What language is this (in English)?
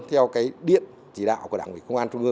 Vietnamese